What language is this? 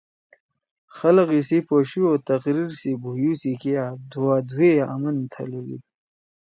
Torwali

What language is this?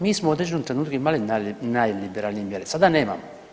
Croatian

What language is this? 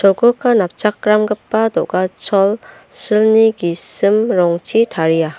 Garo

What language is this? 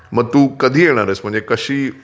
Marathi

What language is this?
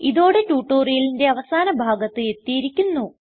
Malayalam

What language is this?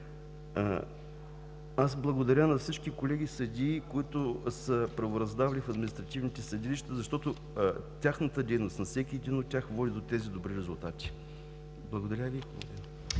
Bulgarian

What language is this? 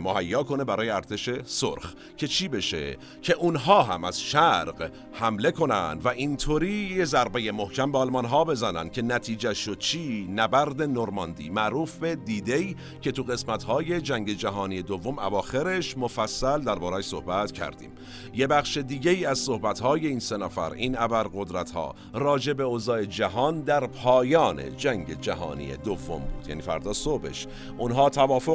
Persian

